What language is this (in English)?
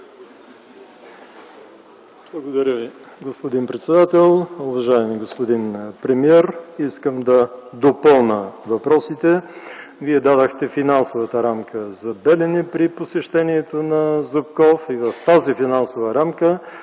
Bulgarian